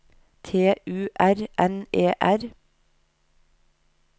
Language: Norwegian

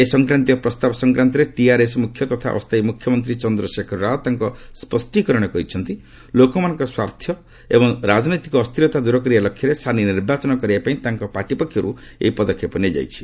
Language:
Odia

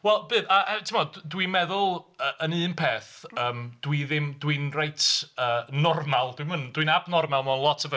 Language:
Welsh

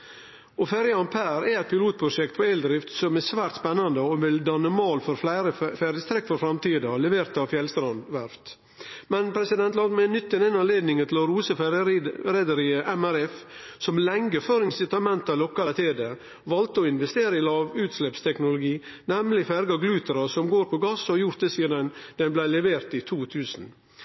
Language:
Norwegian Nynorsk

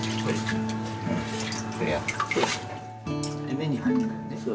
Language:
Japanese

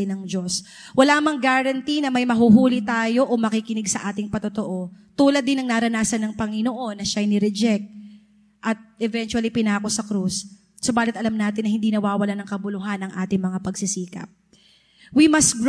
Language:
Filipino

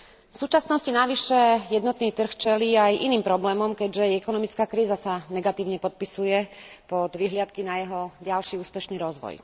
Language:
Slovak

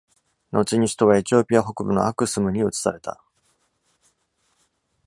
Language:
Japanese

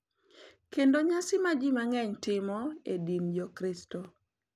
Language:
Luo (Kenya and Tanzania)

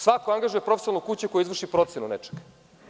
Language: Serbian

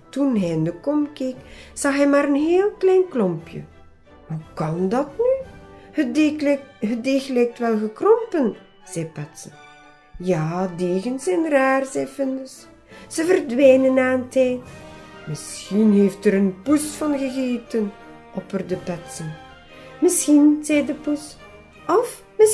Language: Dutch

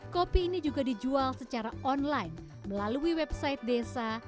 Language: Indonesian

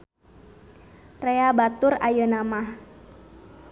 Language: Sundanese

